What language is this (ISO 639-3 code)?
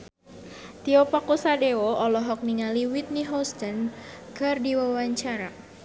sun